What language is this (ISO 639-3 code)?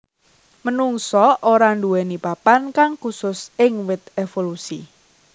jav